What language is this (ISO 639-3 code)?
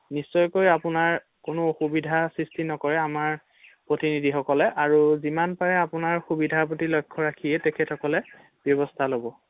asm